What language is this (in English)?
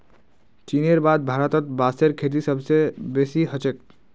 Magahi